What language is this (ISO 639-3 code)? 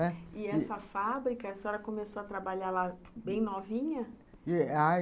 por